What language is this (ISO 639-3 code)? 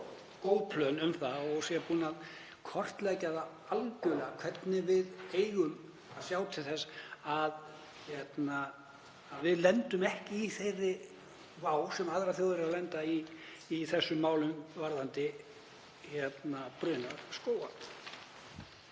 isl